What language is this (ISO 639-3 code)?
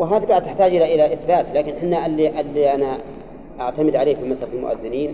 ara